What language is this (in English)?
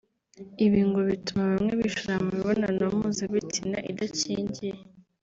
Kinyarwanda